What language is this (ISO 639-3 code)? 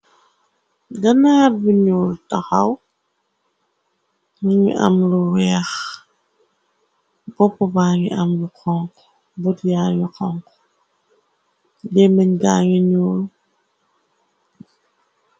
wol